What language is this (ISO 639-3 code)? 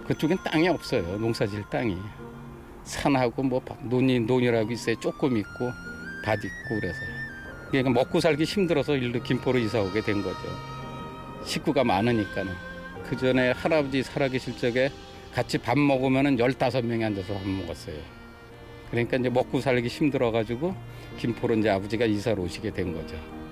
kor